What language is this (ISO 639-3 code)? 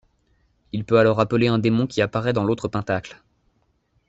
fra